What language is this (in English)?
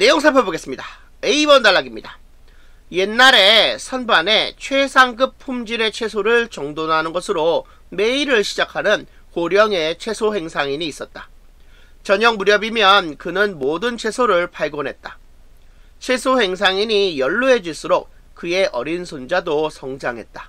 Korean